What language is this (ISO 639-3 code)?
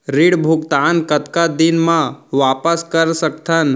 hne